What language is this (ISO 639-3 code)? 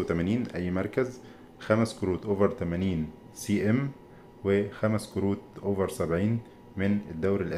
ara